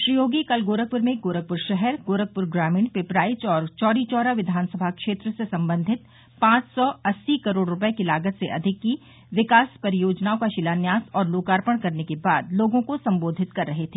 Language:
Hindi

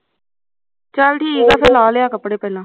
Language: Punjabi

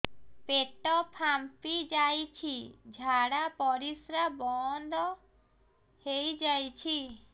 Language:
Odia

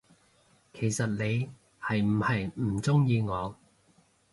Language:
Cantonese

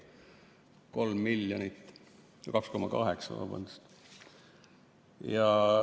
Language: Estonian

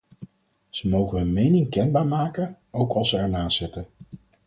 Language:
Dutch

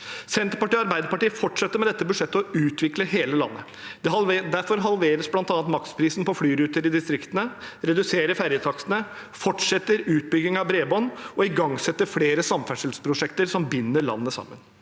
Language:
Norwegian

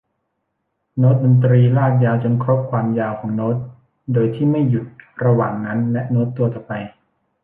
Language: Thai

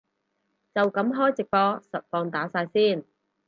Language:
Cantonese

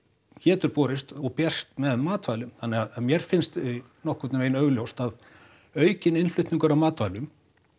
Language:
Icelandic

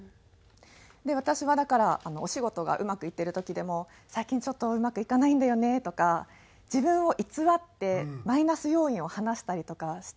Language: Japanese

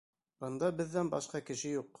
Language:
Bashkir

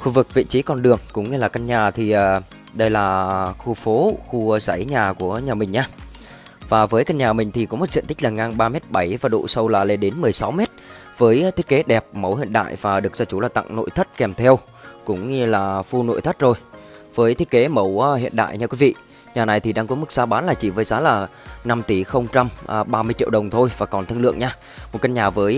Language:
Vietnamese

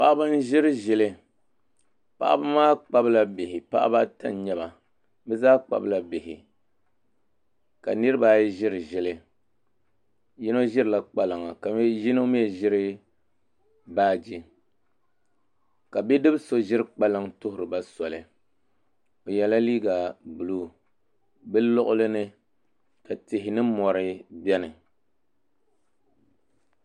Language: Dagbani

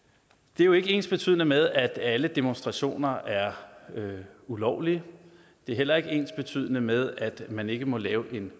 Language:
Danish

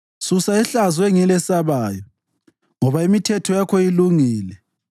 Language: North Ndebele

